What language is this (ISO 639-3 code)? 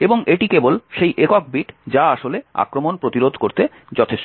ben